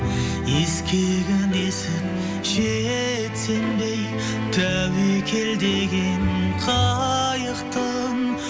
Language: Kazakh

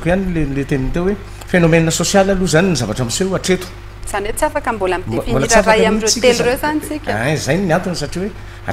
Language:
Romanian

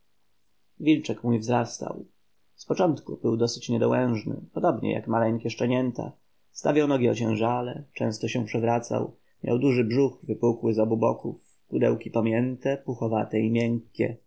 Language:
Polish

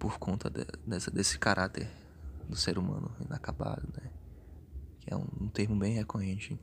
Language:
Portuguese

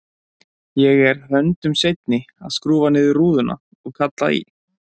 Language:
Icelandic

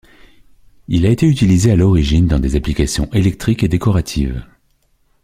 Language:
French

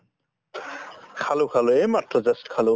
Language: Assamese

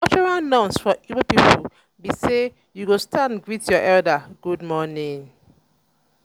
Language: Nigerian Pidgin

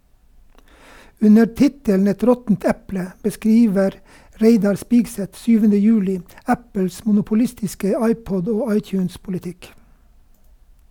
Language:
Norwegian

